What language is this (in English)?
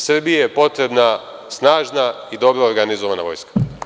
Serbian